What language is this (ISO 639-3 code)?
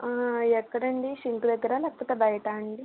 tel